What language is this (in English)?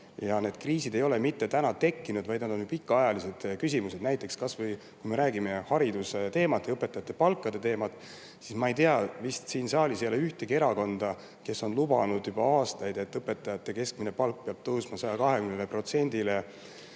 Estonian